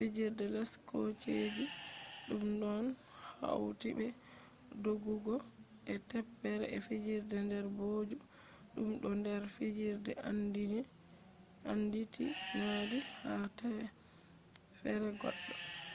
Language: Fula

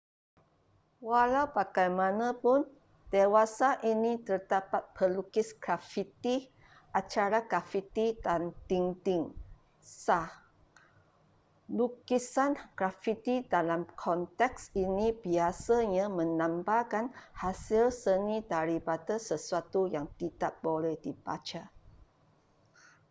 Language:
Malay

